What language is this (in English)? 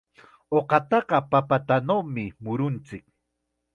Chiquián Ancash Quechua